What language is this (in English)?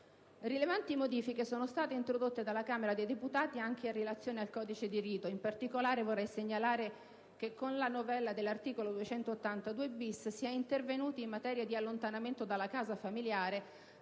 Italian